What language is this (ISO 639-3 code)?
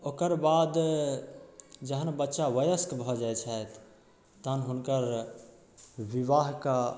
mai